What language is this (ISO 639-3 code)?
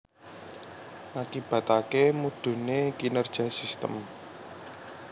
jav